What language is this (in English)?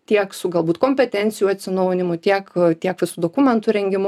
Lithuanian